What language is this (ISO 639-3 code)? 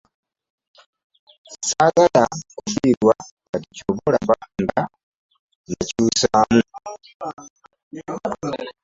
lug